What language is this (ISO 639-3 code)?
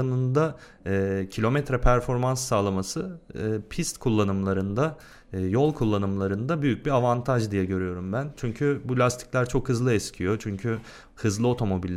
tur